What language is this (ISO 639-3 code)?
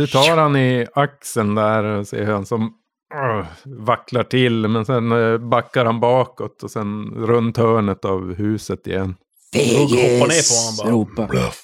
swe